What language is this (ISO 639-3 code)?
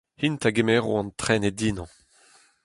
bre